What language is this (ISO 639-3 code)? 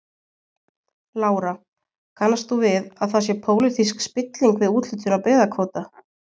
isl